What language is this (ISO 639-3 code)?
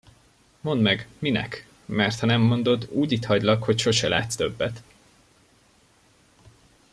hun